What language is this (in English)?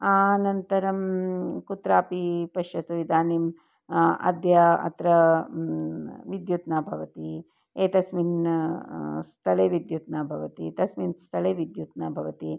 Sanskrit